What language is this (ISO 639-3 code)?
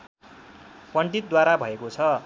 nep